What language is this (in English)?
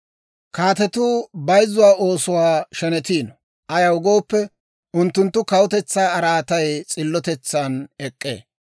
Dawro